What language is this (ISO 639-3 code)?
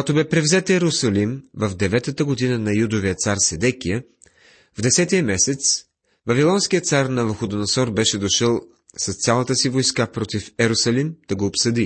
bul